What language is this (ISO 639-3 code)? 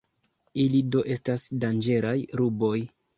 epo